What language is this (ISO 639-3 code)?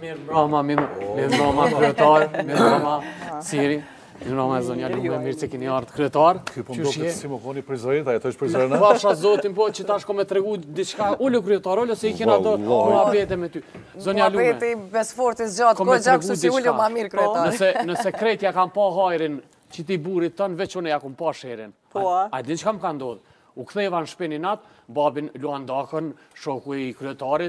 ron